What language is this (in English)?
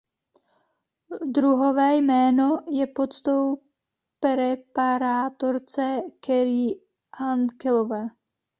Czech